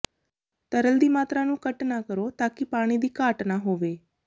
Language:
Punjabi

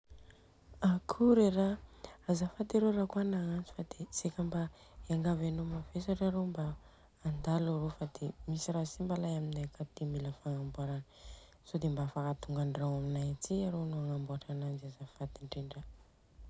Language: Southern Betsimisaraka Malagasy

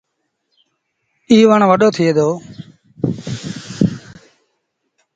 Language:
Sindhi Bhil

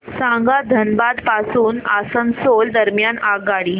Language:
Marathi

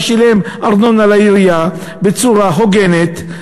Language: Hebrew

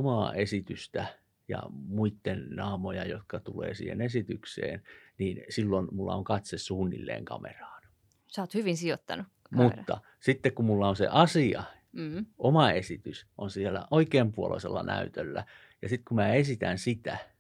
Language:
Finnish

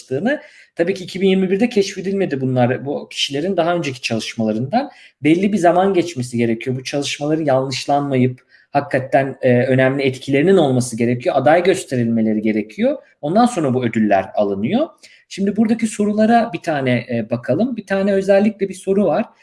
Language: Turkish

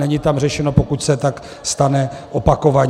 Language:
Czech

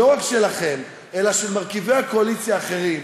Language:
Hebrew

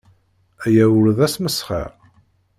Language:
Kabyle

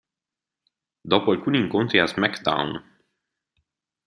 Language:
Italian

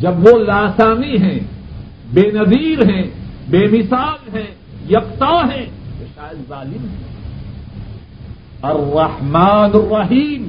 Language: Urdu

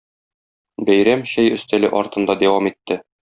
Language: Tatar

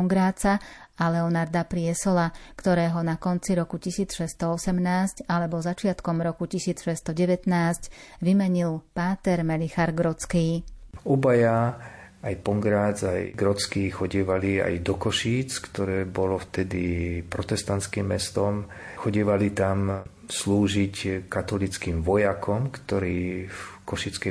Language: Slovak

